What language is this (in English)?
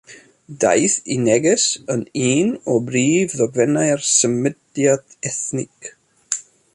Welsh